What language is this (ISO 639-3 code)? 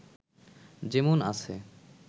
ben